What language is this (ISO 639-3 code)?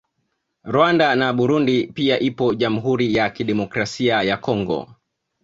swa